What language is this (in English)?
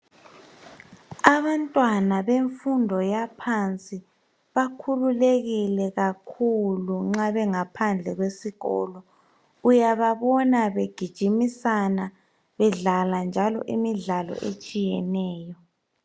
North Ndebele